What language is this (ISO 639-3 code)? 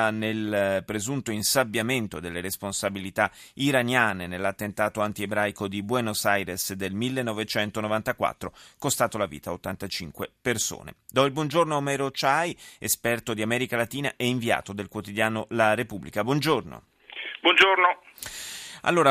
ita